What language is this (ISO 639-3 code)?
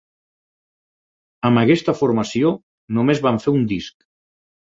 cat